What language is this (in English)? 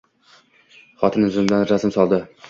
Uzbek